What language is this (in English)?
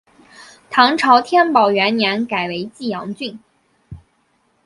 Chinese